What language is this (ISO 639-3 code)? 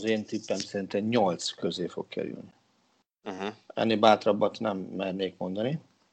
hun